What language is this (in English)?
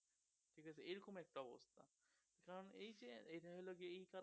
Bangla